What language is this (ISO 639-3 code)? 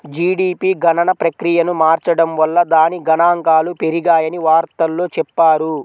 tel